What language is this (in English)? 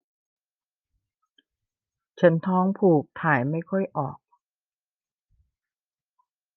Thai